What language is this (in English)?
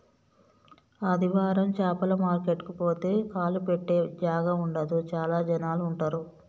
Telugu